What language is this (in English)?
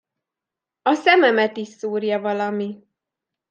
Hungarian